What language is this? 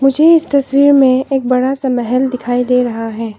Hindi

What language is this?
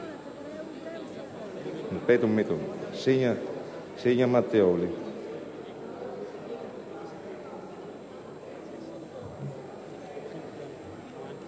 Italian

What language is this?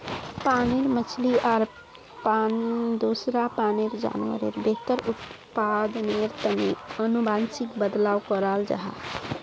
Magahi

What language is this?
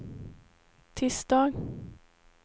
Swedish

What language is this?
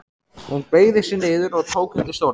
Icelandic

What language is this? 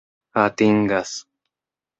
Esperanto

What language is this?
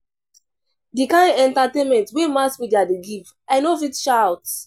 Nigerian Pidgin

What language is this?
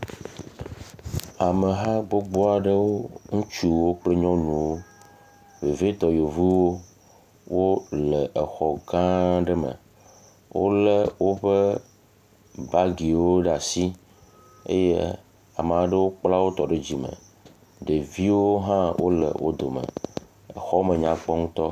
Ewe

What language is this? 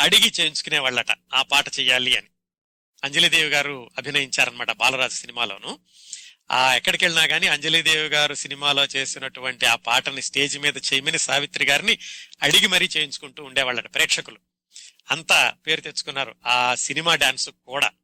Telugu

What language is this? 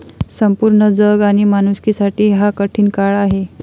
Marathi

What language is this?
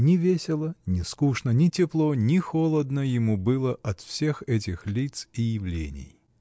Russian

